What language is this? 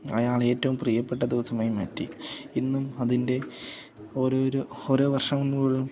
Malayalam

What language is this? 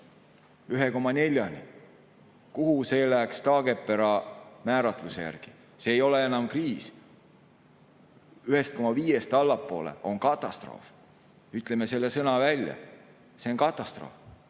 Estonian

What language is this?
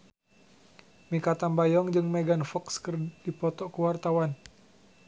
Sundanese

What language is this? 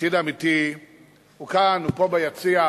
Hebrew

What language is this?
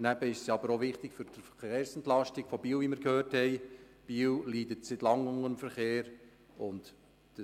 Swiss German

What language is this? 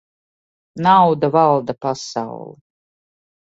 Latvian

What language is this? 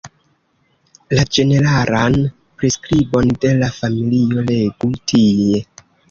Esperanto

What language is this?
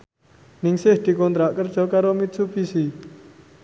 Javanese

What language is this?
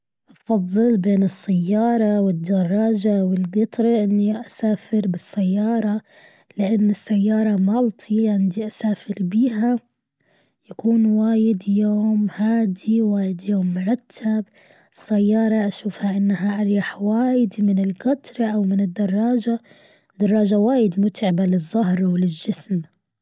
Gulf Arabic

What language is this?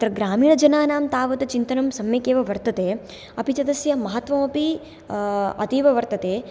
Sanskrit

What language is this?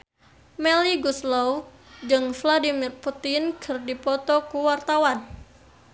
Sundanese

